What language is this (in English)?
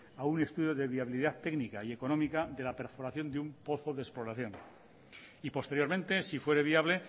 Spanish